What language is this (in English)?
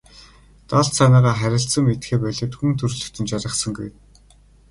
Mongolian